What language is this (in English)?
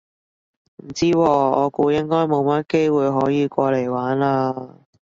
Cantonese